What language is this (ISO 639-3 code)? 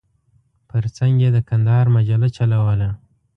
pus